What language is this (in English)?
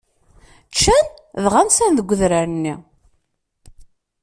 Kabyle